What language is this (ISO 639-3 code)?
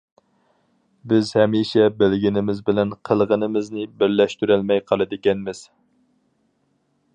uig